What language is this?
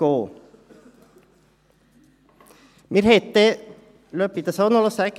Swiss German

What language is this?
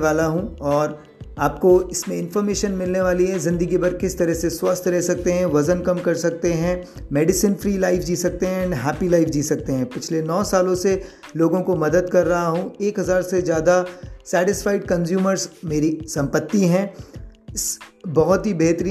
Hindi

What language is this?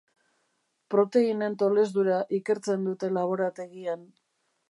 Basque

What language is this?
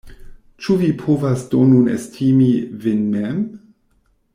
Esperanto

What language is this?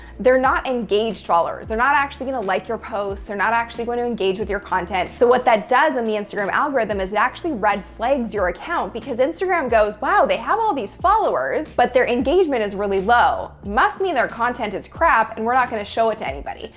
English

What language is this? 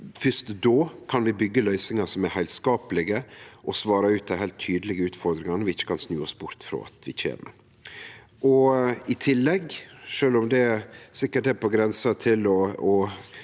Norwegian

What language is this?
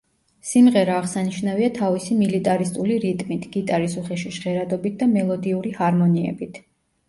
Georgian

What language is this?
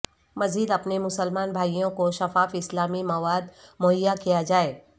Urdu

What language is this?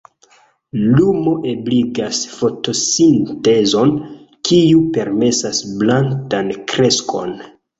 Esperanto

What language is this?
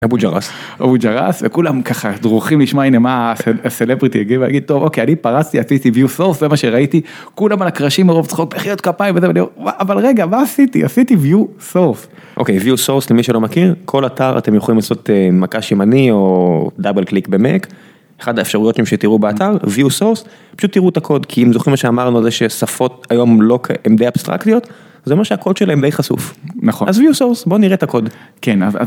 Hebrew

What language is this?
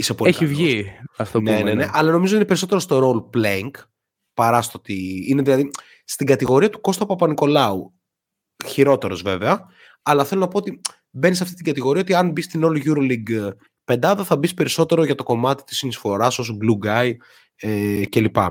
Greek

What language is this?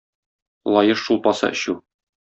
Tatar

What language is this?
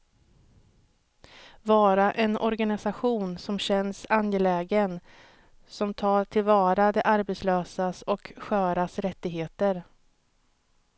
Swedish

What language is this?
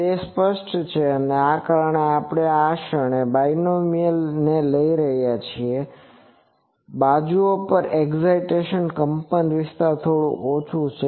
Gujarati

